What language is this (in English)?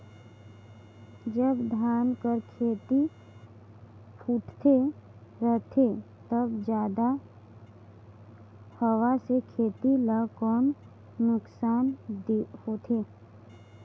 Chhattisgarhi